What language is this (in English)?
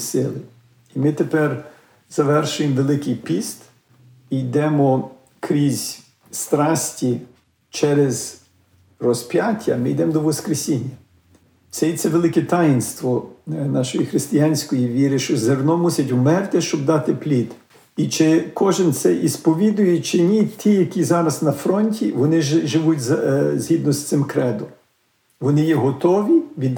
Ukrainian